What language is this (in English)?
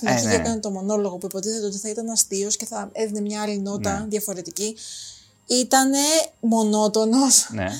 Greek